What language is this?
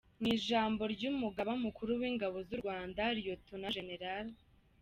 Kinyarwanda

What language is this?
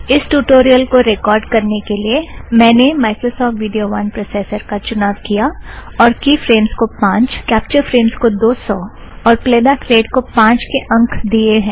Hindi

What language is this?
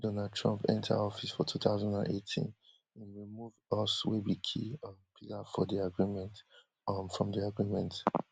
Nigerian Pidgin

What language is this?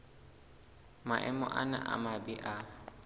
Southern Sotho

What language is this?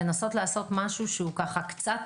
Hebrew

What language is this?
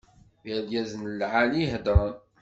Kabyle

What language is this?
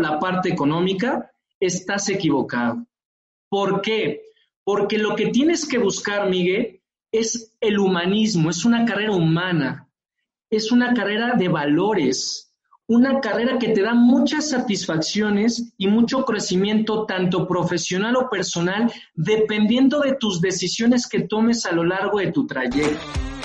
Spanish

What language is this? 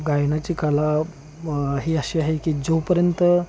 Marathi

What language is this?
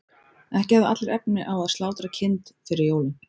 Icelandic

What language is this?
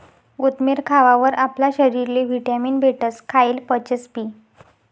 Marathi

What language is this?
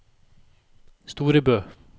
Norwegian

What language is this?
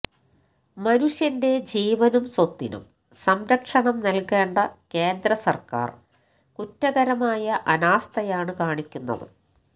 Malayalam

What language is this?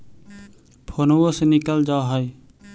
Magahi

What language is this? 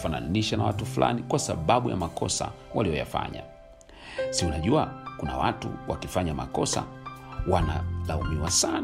Swahili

